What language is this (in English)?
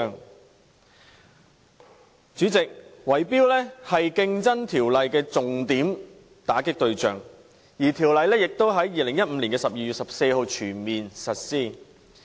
Cantonese